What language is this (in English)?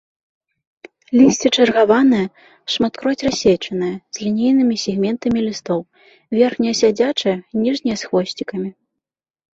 Belarusian